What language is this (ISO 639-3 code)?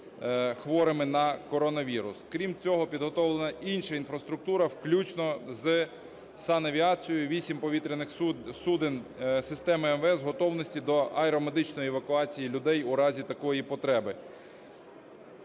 ukr